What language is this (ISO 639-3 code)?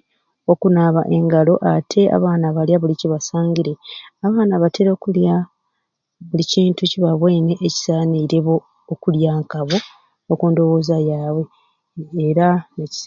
ruc